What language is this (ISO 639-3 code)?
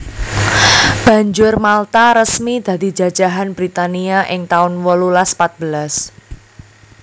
jav